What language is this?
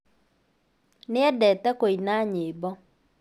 Kikuyu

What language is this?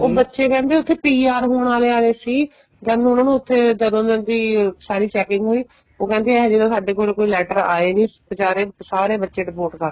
Punjabi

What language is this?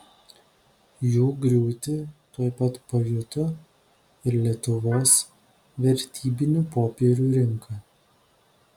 Lithuanian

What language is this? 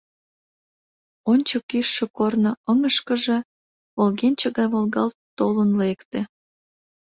Mari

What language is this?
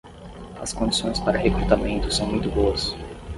Portuguese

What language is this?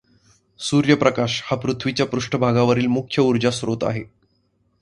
Marathi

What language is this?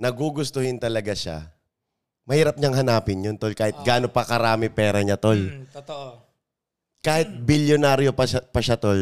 Filipino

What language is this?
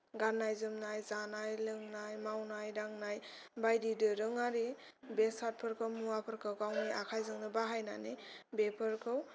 Bodo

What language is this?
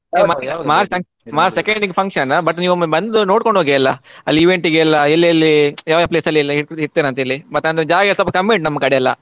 Kannada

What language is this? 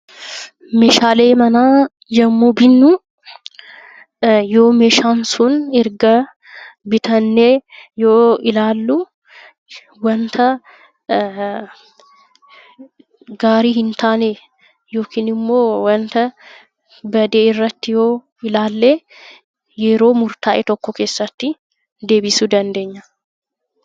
Oromo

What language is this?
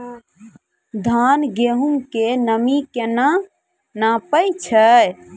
Maithili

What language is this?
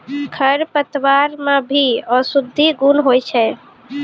Maithili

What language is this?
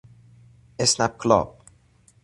Persian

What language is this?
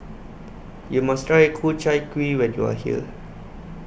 English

